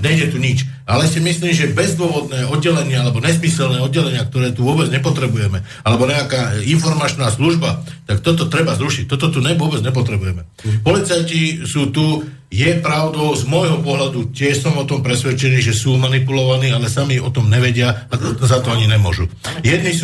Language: Slovak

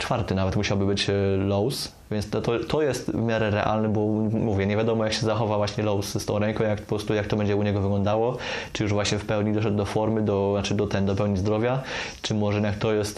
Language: Polish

